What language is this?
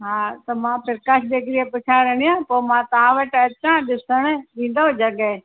Sindhi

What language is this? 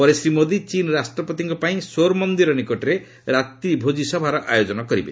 Odia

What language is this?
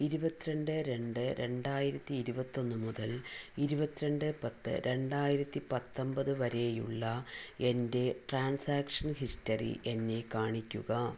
Malayalam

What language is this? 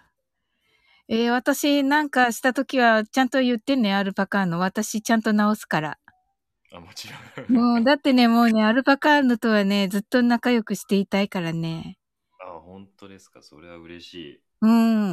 Japanese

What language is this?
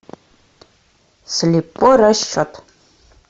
Russian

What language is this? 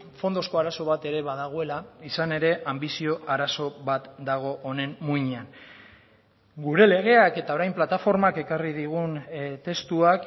Basque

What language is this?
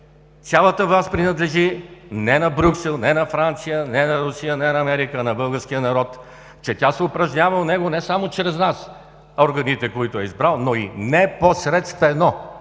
Bulgarian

